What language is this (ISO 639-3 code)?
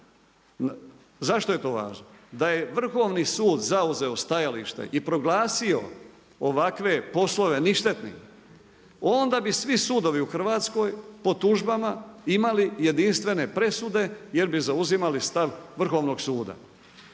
hrv